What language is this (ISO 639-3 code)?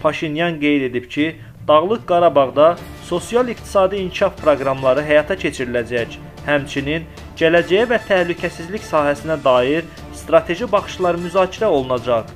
tur